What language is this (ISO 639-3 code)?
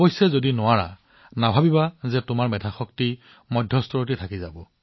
asm